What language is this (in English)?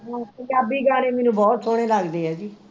Punjabi